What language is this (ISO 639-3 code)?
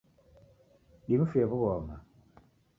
dav